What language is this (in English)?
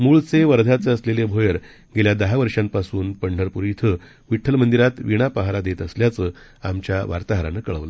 Marathi